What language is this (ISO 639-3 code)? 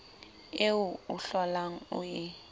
sot